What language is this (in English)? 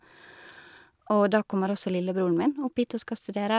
Norwegian